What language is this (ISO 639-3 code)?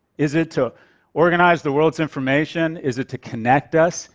eng